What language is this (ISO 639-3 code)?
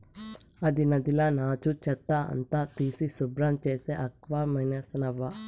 tel